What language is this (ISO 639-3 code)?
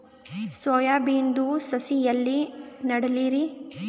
kan